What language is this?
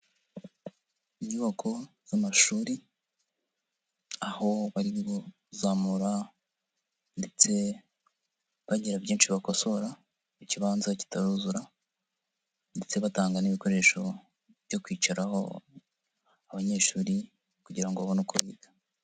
Kinyarwanda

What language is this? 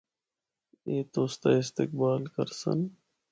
Northern Hindko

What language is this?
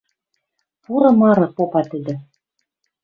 Western Mari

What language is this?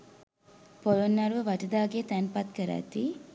Sinhala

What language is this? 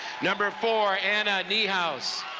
English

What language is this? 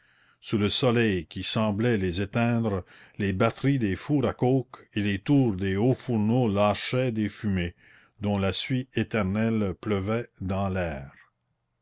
French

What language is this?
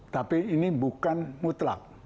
Indonesian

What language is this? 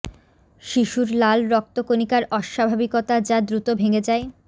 Bangla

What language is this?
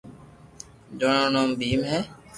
Loarki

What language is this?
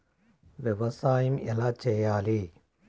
Telugu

